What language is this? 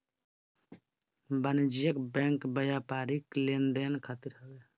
Bhojpuri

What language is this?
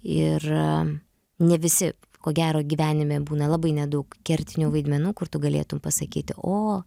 Lithuanian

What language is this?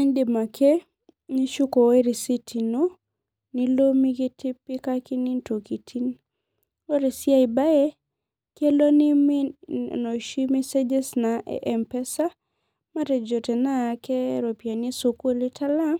Masai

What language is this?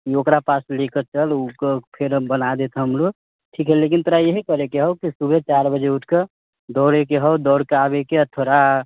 Maithili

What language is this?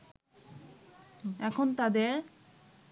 Bangla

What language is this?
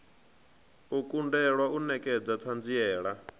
Venda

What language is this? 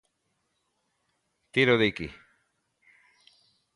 Galician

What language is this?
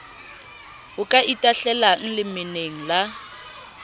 Southern Sotho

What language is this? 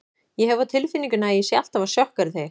Icelandic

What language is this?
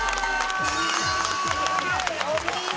Japanese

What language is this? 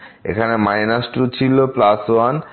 Bangla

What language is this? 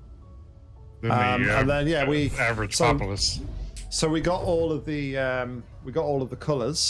English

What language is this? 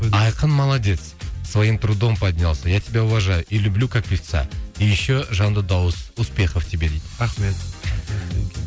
Kazakh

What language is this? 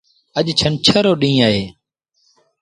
Sindhi Bhil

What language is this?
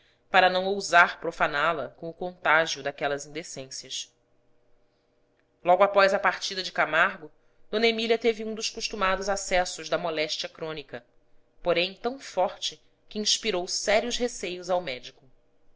Portuguese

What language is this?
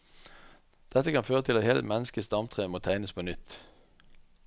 Norwegian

